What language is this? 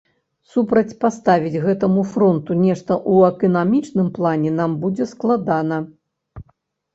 Belarusian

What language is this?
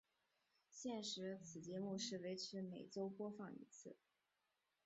Chinese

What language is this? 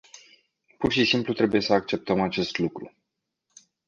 Romanian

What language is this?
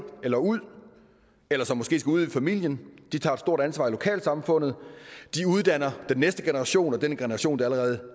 Danish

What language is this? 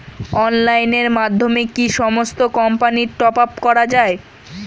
Bangla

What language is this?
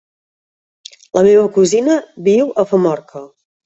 Catalan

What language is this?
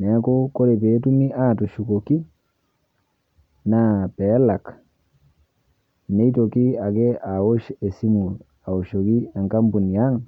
Masai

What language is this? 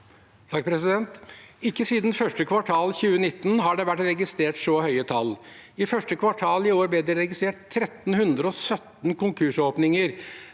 Norwegian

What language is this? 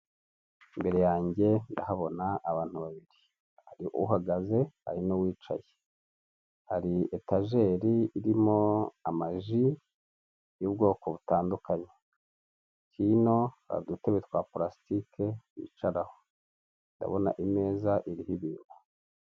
Kinyarwanda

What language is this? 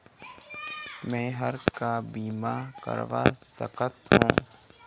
Chhattisgarhi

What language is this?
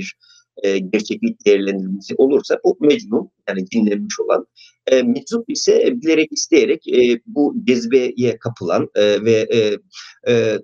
Turkish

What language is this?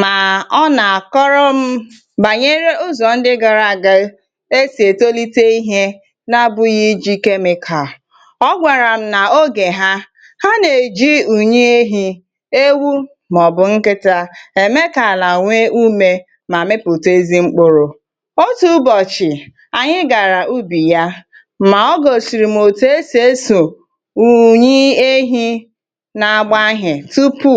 Igbo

